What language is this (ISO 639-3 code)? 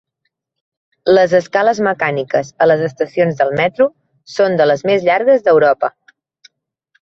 cat